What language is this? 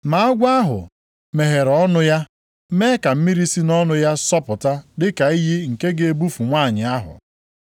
Igbo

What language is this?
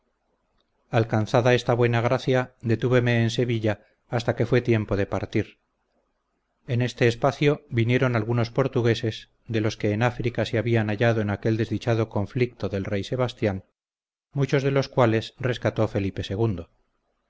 Spanish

